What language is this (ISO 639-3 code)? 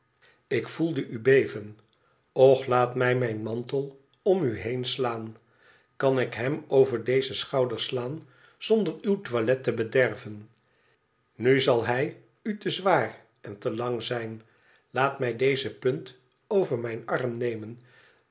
nld